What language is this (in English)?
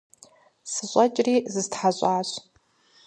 Kabardian